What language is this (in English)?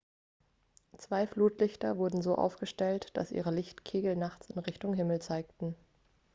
German